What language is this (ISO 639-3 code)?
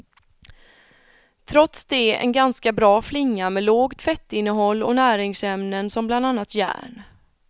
swe